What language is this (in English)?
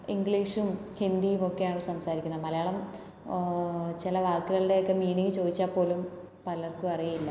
Malayalam